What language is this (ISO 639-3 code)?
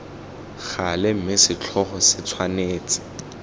tsn